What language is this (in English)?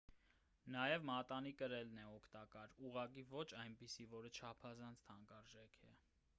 Armenian